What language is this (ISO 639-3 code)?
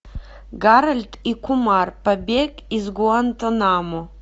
rus